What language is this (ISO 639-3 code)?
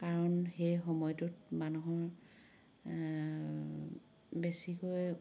asm